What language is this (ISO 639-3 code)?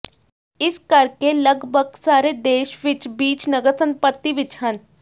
pan